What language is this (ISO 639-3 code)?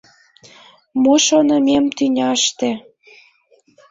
chm